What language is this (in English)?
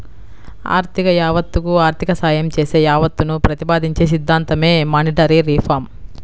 Telugu